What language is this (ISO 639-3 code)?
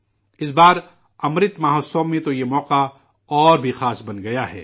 urd